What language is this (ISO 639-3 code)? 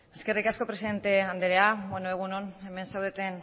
eus